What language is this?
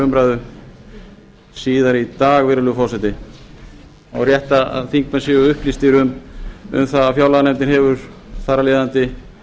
Icelandic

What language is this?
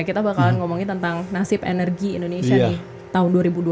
Indonesian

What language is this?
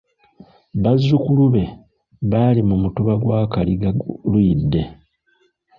Ganda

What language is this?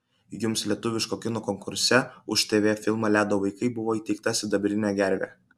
Lithuanian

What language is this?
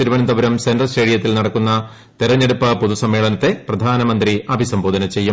Malayalam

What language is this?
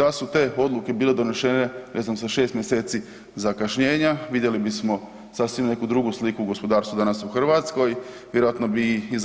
Croatian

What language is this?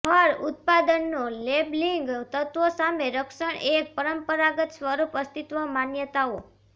Gujarati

